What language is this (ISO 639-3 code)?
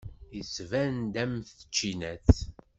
kab